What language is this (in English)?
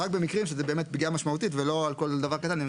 Hebrew